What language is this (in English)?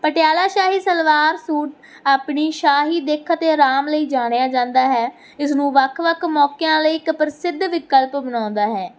Punjabi